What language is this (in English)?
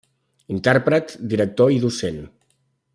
Catalan